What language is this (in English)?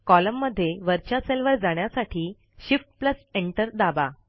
Marathi